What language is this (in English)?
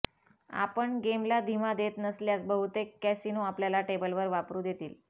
Marathi